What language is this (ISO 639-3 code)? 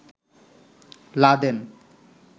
ben